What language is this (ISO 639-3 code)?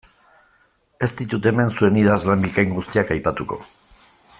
eus